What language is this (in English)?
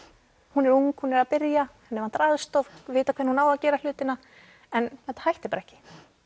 Icelandic